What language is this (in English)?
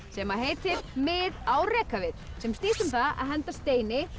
Icelandic